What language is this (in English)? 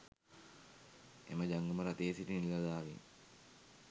Sinhala